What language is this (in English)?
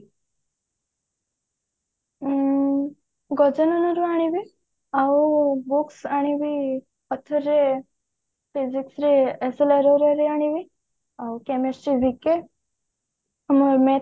Odia